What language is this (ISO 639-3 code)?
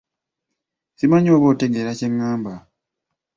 lug